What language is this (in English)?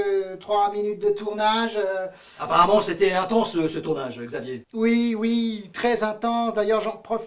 French